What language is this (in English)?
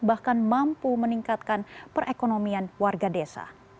Indonesian